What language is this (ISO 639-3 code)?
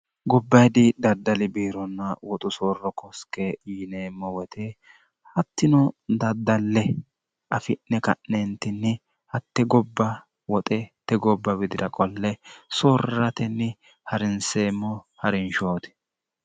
sid